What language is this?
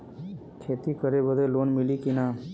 Bhojpuri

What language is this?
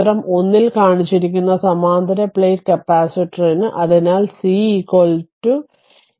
Malayalam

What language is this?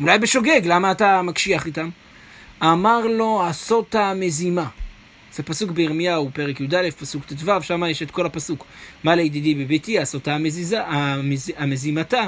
Hebrew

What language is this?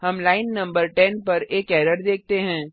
Hindi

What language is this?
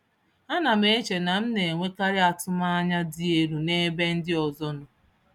Igbo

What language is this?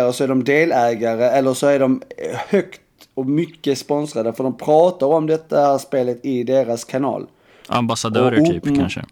Swedish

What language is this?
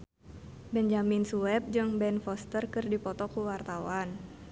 Sundanese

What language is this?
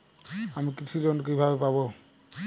Bangla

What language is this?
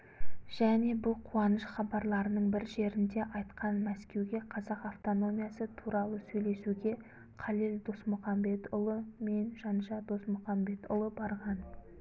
Kazakh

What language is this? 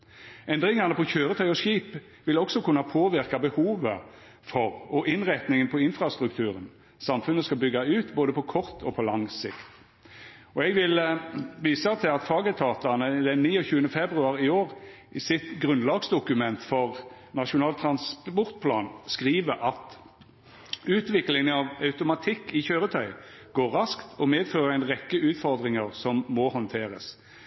Norwegian Nynorsk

